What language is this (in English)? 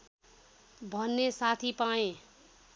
Nepali